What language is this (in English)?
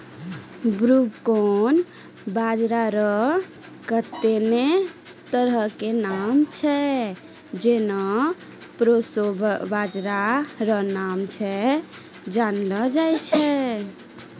Maithili